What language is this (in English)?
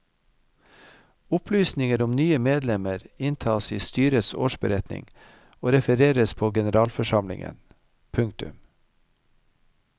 Norwegian